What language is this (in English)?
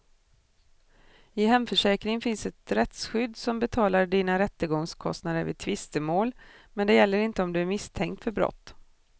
Swedish